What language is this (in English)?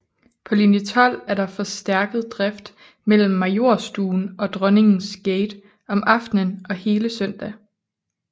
Danish